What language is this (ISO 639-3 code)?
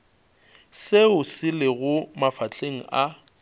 nso